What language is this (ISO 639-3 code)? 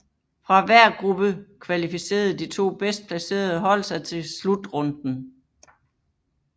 dan